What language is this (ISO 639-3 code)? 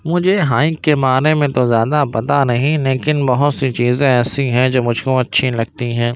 urd